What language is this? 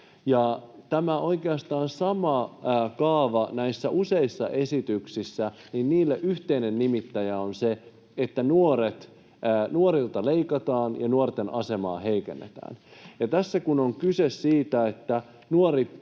Finnish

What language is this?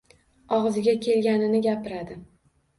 Uzbek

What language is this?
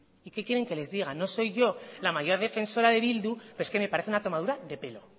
Spanish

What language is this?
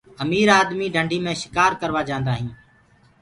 Gurgula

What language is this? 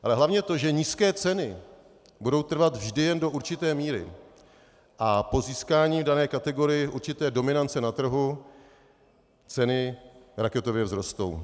Czech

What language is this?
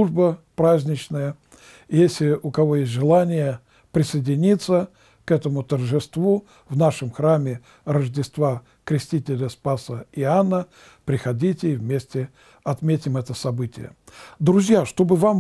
Russian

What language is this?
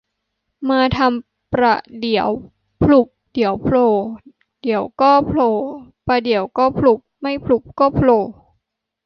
Thai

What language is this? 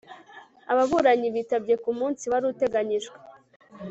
Kinyarwanda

